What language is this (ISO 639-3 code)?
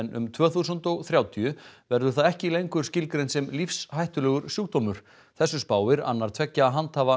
isl